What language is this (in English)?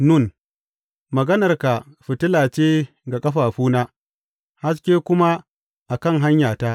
Hausa